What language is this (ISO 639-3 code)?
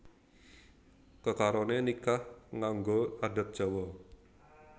jav